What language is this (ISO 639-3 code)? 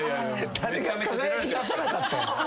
jpn